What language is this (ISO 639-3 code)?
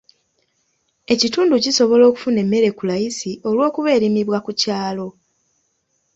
lug